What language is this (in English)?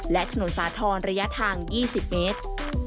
Thai